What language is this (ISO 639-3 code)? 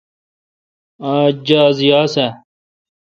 xka